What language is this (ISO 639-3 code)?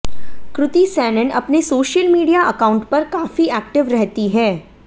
hin